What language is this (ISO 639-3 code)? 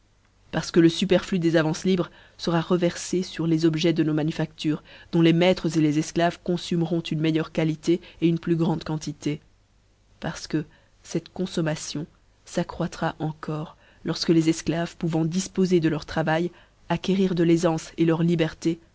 fra